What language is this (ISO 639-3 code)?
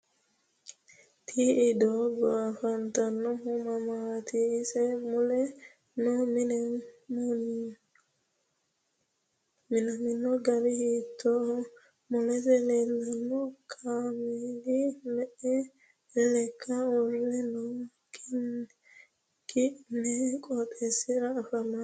sid